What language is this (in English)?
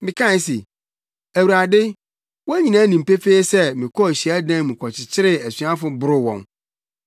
Akan